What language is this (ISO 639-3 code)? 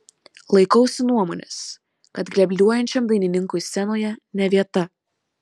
lit